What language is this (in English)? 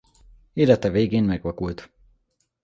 Hungarian